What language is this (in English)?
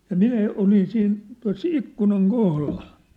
Finnish